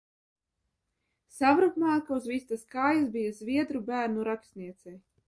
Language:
Latvian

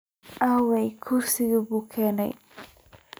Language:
Somali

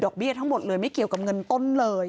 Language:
Thai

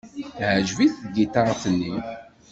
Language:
Kabyle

